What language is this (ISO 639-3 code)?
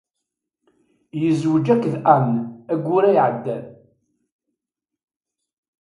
kab